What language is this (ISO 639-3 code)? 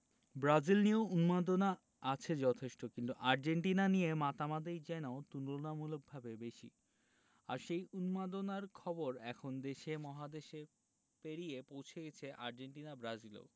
ben